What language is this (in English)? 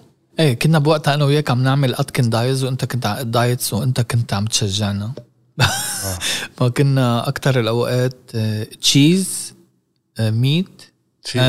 Arabic